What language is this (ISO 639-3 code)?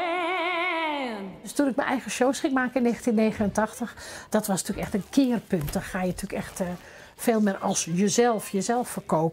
nld